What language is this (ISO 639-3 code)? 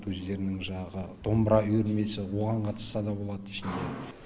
kaz